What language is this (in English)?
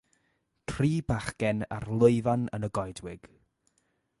Welsh